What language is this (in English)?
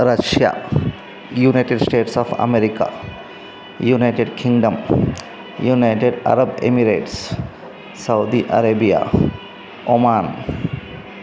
Telugu